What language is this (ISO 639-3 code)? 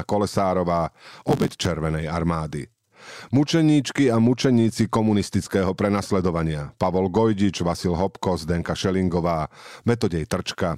slk